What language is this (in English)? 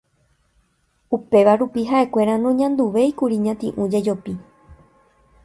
Guarani